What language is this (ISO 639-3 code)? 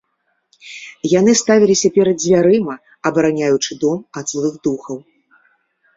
bel